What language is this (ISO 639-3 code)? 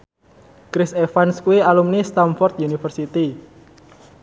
jav